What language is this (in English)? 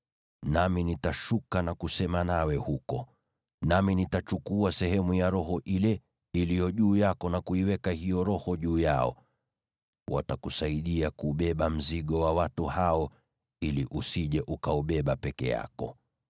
Swahili